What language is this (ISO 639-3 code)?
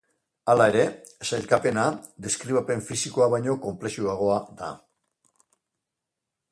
eus